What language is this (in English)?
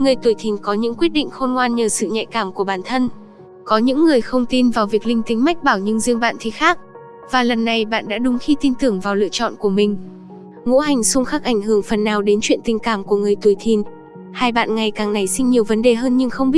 Vietnamese